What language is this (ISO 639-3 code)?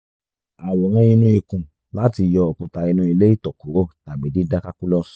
yor